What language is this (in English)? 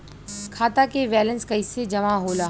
Bhojpuri